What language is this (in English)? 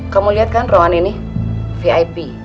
Indonesian